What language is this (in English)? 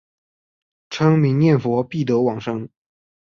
Chinese